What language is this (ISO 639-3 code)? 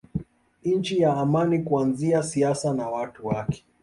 swa